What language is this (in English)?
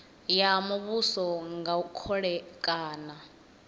Venda